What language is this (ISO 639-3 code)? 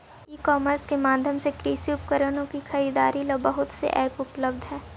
mag